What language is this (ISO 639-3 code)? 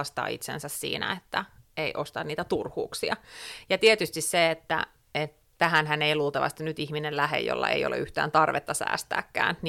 fin